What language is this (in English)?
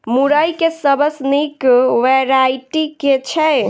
Maithili